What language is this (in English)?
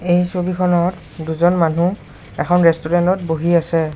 Assamese